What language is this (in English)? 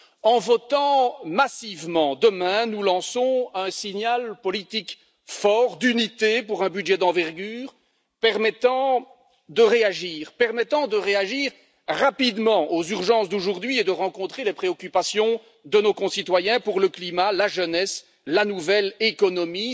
French